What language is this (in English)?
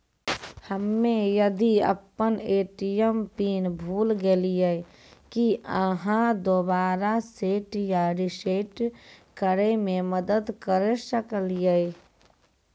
Maithili